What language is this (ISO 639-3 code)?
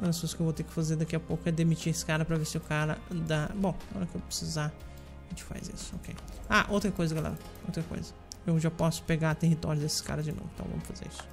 por